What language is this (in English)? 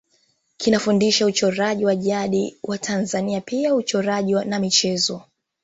Swahili